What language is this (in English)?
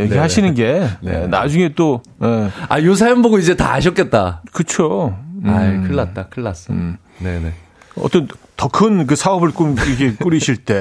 Korean